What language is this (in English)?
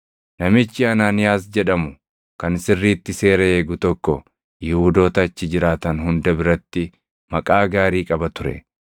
Oromo